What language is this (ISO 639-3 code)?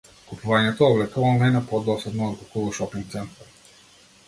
mkd